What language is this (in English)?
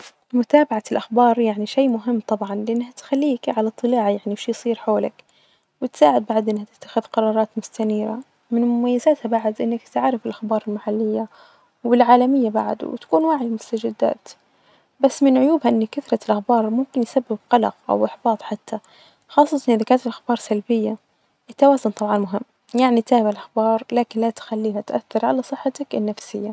Najdi Arabic